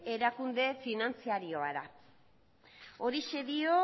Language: Basque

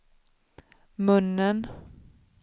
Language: Swedish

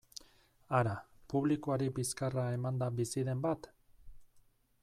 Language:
Basque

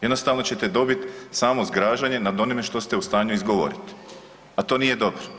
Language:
Croatian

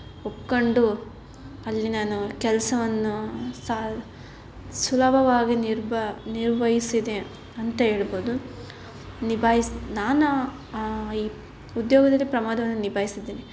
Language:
Kannada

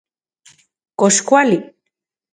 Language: Central Puebla Nahuatl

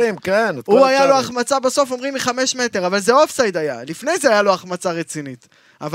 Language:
Hebrew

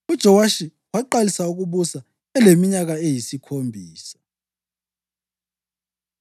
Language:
North Ndebele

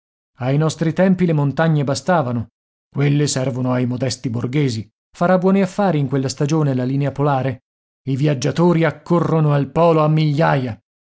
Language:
Italian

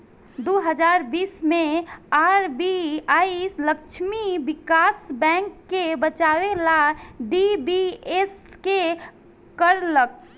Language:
Bhojpuri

